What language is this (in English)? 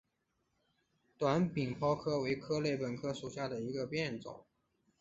Chinese